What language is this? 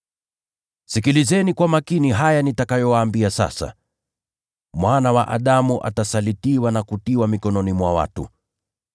Swahili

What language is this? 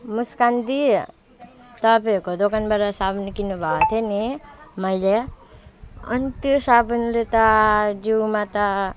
Nepali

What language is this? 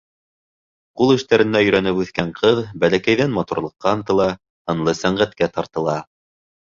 Bashkir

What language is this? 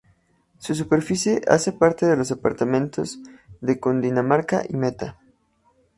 Spanish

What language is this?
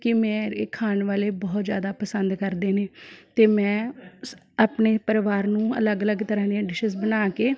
Punjabi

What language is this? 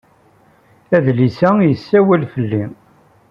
Kabyle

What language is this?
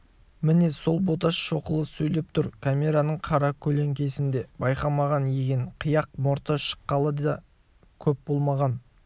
Kazakh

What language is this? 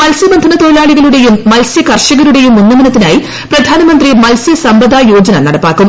Malayalam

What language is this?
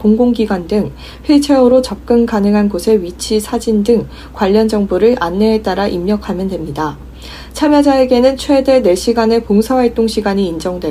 Korean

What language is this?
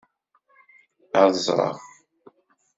Kabyle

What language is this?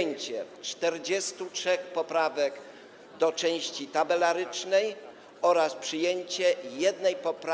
Polish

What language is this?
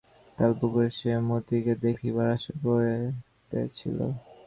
Bangla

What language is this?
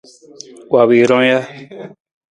Nawdm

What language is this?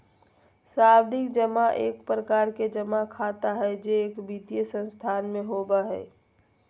Magahi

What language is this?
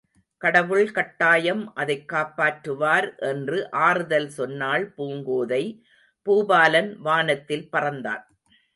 Tamil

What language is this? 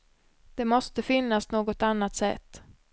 Swedish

